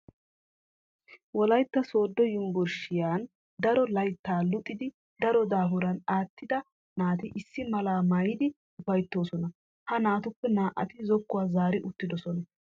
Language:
Wolaytta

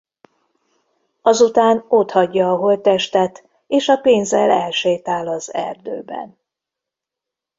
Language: Hungarian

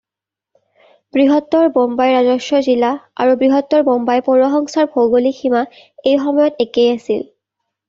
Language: Assamese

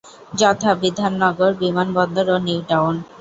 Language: Bangla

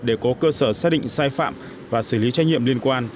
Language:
Vietnamese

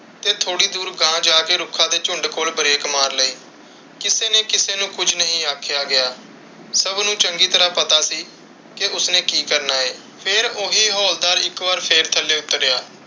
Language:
Punjabi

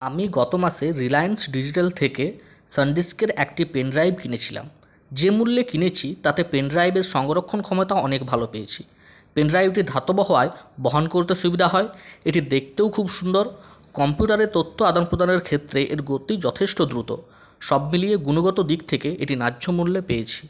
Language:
Bangla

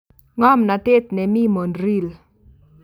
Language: Kalenjin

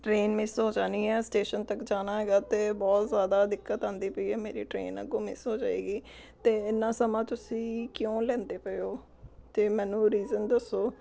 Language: Punjabi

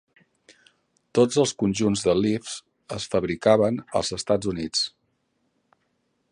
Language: Catalan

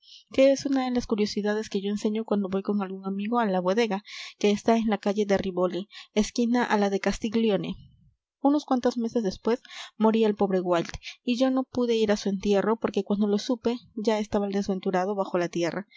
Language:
Spanish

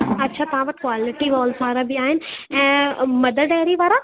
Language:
Sindhi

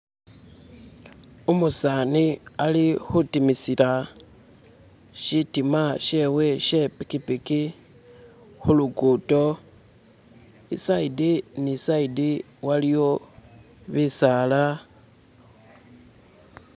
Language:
Masaaba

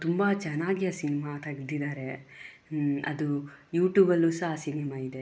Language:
Kannada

